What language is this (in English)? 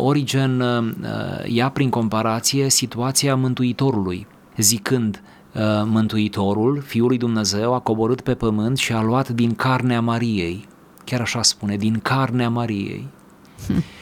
Romanian